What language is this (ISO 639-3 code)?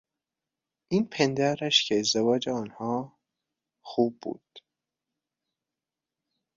fas